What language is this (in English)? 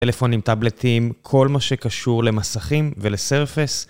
Hebrew